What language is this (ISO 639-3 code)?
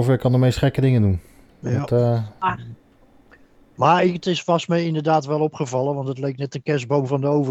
nld